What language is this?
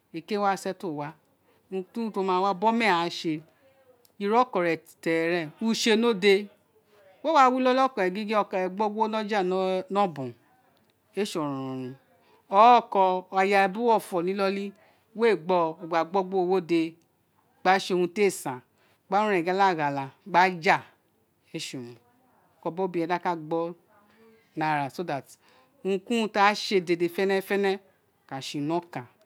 Isekiri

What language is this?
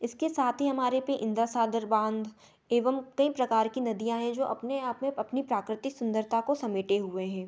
Hindi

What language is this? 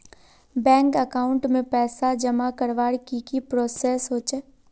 Magahi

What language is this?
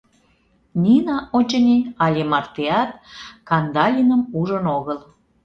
Mari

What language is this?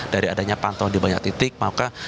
Indonesian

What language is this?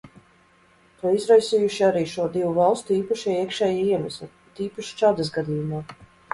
Latvian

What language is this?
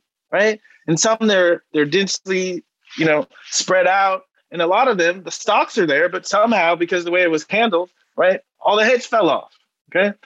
English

